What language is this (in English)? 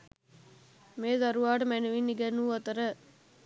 Sinhala